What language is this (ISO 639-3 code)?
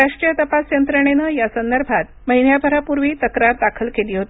mar